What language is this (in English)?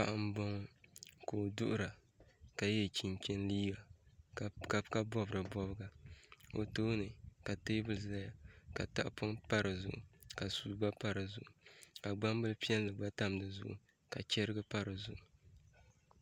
Dagbani